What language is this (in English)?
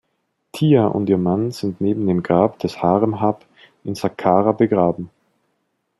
German